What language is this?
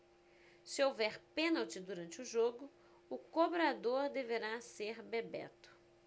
Portuguese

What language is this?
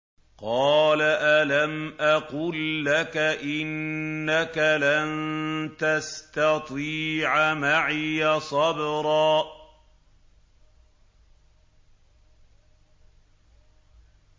Arabic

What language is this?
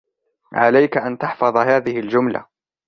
Arabic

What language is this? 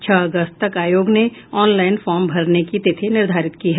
Hindi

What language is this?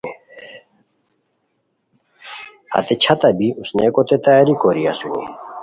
Khowar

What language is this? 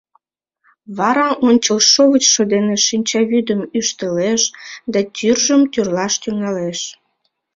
Mari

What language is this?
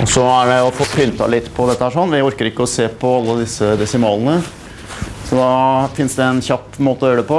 Norwegian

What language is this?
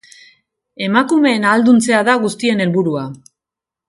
Basque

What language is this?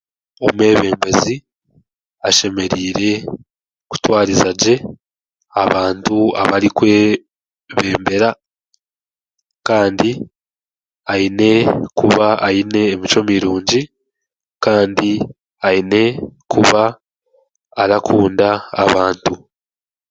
Chiga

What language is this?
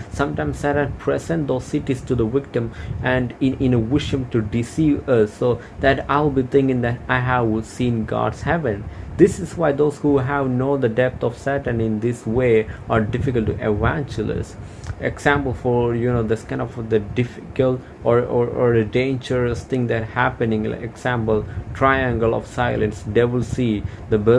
English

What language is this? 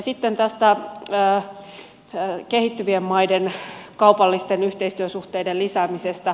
Finnish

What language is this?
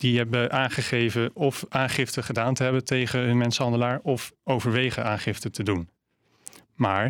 Dutch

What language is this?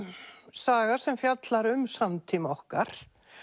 Icelandic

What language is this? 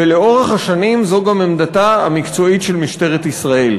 Hebrew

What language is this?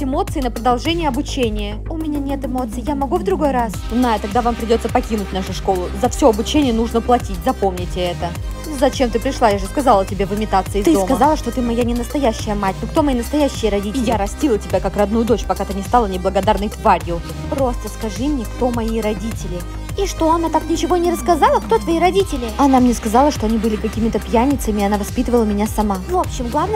Russian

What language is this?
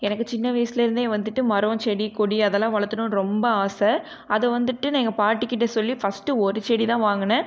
Tamil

